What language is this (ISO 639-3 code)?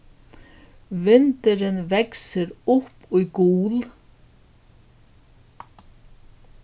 fao